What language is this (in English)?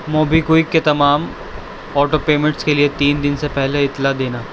Urdu